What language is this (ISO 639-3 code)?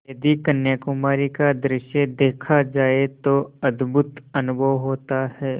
hin